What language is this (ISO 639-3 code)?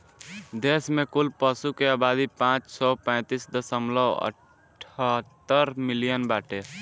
bho